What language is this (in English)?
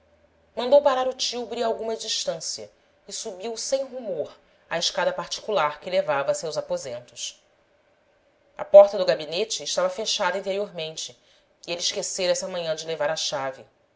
Portuguese